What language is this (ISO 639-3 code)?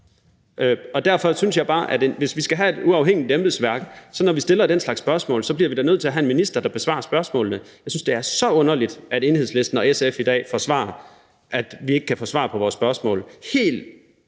dan